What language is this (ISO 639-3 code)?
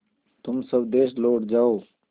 hin